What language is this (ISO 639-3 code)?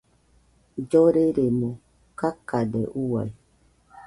hux